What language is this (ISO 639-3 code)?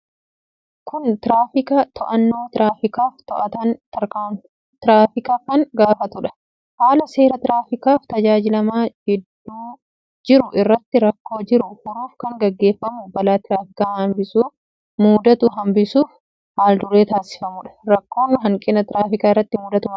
orm